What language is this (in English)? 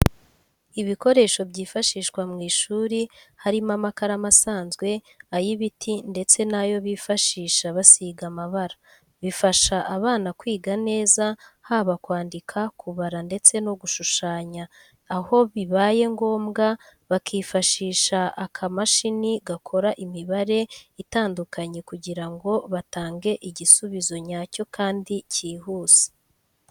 Kinyarwanda